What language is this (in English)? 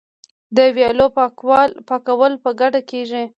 Pashto